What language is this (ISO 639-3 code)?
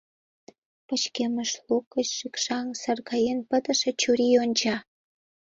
chm